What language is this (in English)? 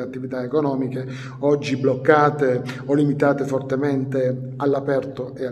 Italian